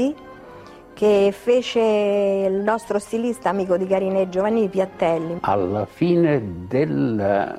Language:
Italian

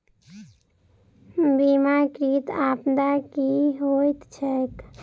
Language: Maithili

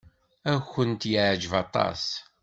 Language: Kabyle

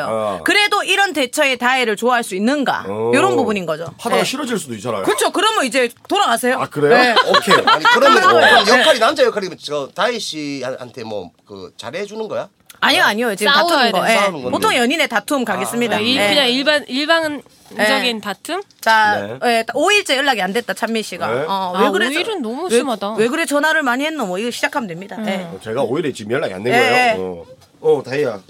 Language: Korean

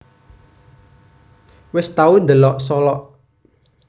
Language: Javanese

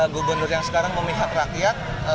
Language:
Indonesian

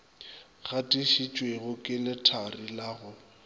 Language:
Northern Sotho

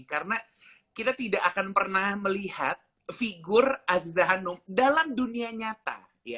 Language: Indonesian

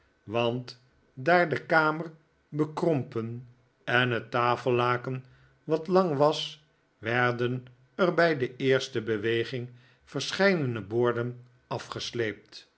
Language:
Dutch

